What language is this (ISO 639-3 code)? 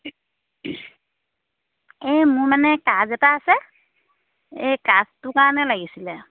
asm